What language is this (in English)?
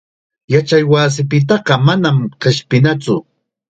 Chiquián Ancash Quechua